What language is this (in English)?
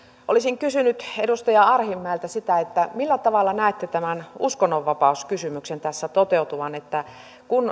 Finnish